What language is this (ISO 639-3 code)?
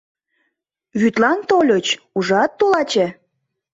chm